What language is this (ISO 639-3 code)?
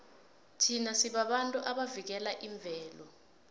nbl